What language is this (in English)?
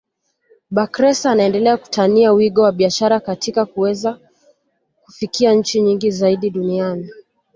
Swahili